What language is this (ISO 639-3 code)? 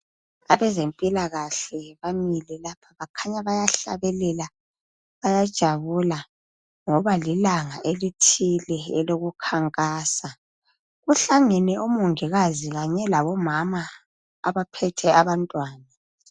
nde